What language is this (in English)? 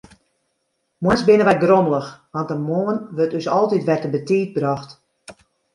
Western Frisian